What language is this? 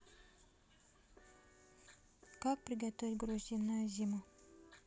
Russian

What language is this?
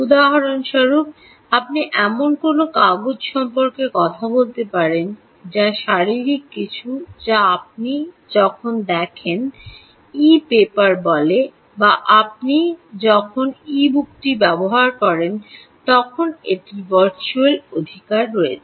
Bangla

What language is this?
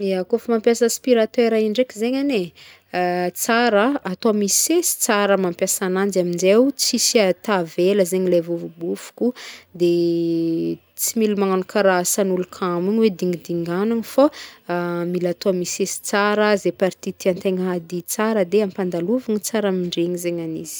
Northern Betsimisaraka Malagasy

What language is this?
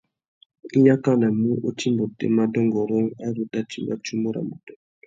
Tuki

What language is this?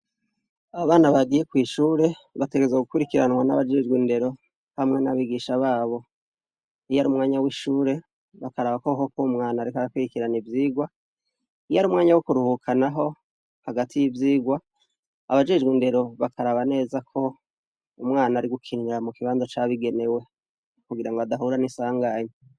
Rundi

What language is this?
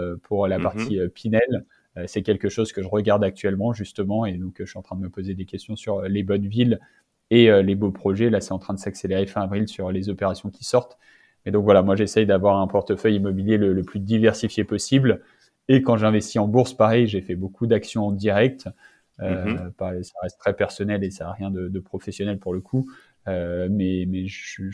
French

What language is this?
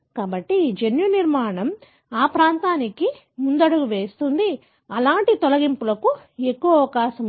Telugu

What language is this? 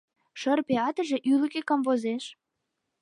Mari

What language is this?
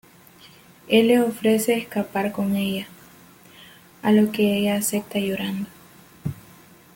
Spanish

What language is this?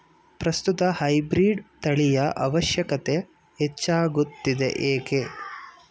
Kannada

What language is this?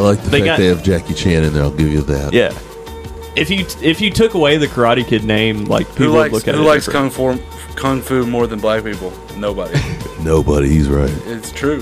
English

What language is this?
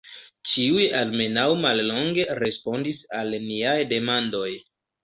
Esperanto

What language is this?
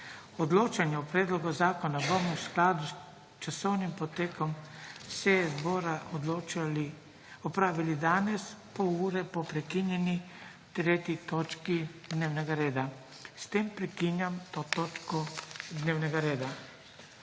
Slovenian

